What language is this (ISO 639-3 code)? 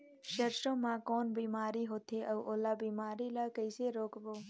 hne